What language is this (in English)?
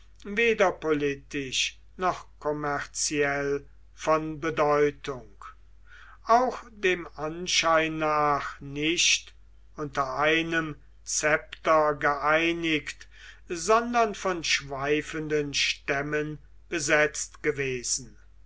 German